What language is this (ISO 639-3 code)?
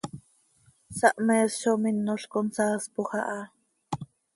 sei